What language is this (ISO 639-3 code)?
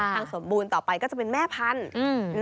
tha